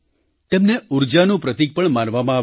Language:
Gujarati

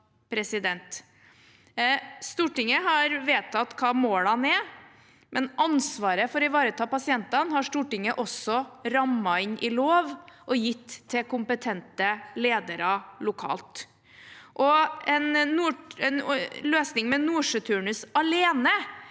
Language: Norwegian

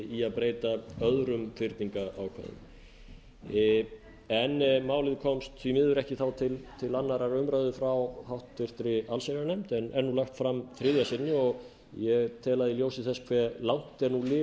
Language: Icelandic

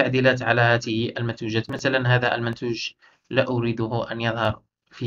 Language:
Arabic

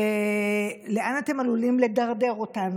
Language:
Hebrew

